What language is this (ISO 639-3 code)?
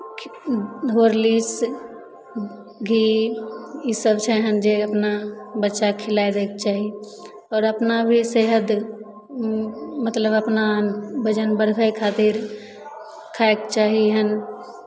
mai